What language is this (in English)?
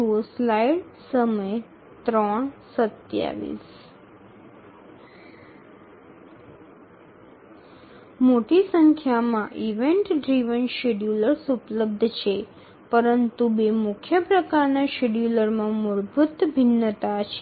Gujarati